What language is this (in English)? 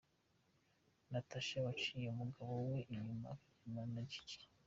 Kinyarwanda